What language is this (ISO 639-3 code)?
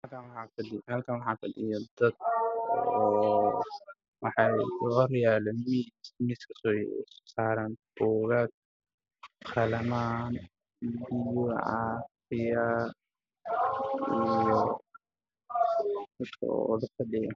som